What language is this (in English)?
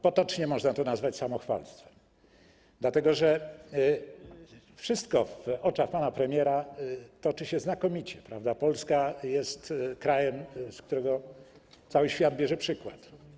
Polish